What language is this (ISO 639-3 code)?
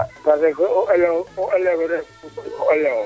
srr